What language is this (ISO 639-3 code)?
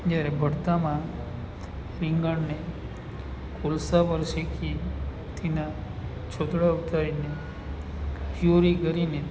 guj